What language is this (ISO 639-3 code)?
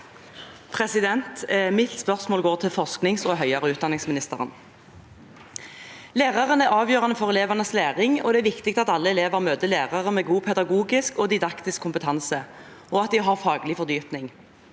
nor